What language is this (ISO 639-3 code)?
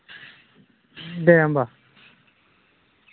brx